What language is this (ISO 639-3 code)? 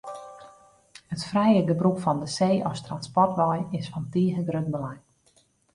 fry